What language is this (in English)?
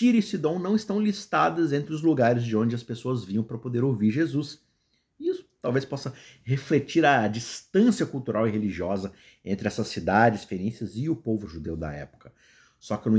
Portuguese